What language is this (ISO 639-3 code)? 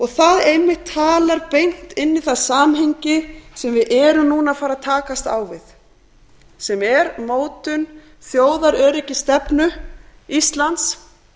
isl